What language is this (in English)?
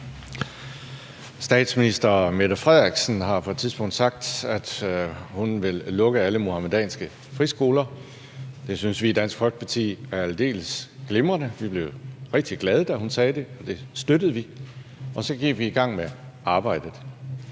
Danish